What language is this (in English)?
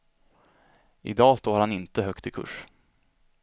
Swedish